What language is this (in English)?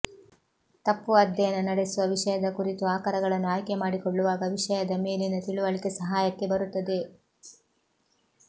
Kannada